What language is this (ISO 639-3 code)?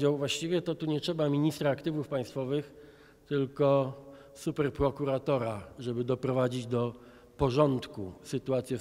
pol